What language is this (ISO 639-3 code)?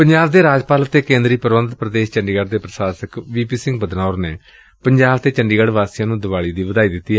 pan